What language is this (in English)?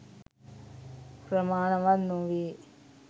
Sinhala